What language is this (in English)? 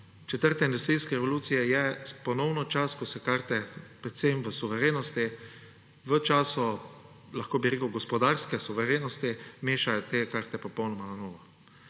Slovenian